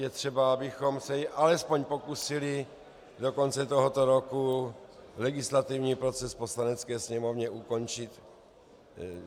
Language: Czech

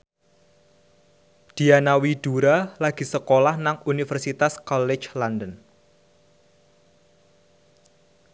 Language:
Javanese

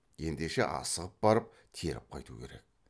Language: Kazakh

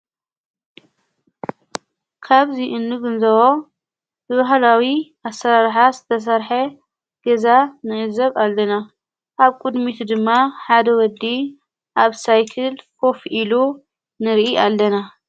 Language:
Tigrinya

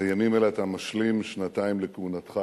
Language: Hebrew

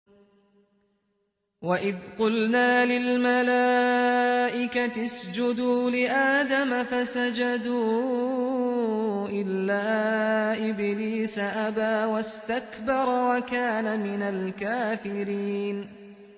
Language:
Arabic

